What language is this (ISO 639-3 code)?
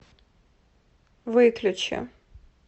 rus